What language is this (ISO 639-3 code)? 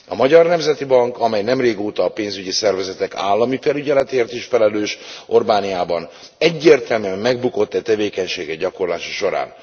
hun